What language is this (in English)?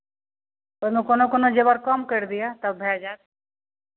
Maithili